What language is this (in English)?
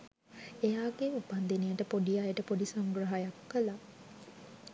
Sinhala